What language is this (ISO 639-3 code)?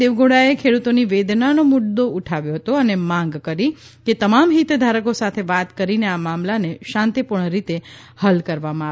guj